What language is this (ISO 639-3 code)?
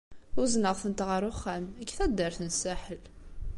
kab